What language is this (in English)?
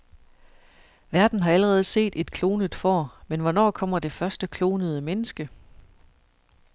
Danish